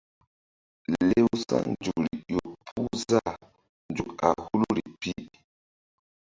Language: Mbum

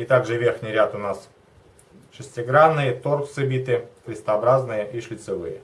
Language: Russian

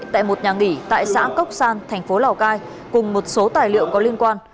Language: Vietnamese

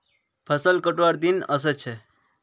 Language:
Magahi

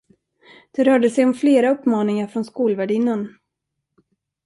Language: Swedish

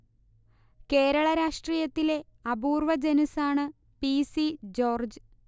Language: Malayalam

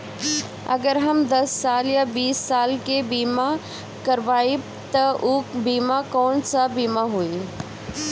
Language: Bhojpuri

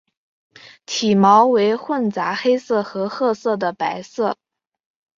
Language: Chinese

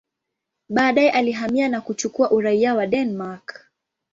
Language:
Swahili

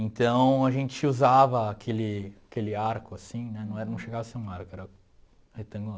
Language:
Portuguese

